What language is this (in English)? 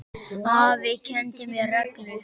Icelandic